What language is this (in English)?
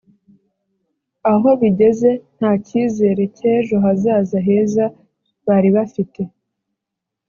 Kinyarwanda